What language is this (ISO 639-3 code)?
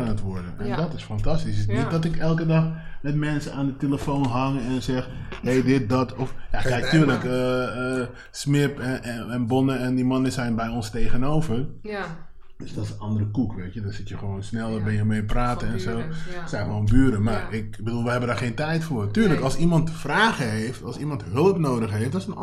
nld